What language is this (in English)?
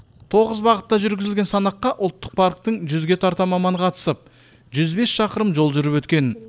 Kazakh